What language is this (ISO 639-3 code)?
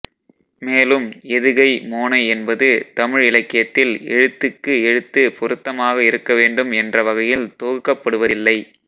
tam